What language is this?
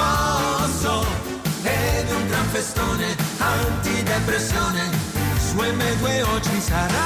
Italian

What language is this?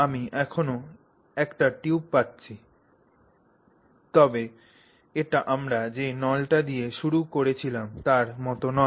Bangla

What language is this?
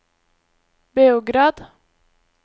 Norwegian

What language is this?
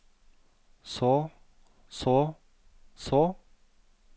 Norwegian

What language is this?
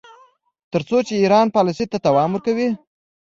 Pashto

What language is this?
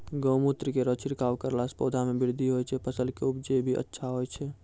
Maithili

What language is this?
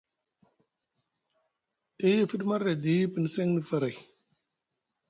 Musgu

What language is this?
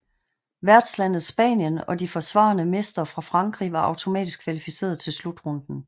Danish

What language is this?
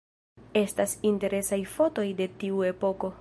Esperanto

